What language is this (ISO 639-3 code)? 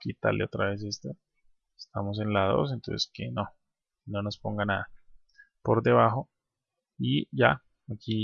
spa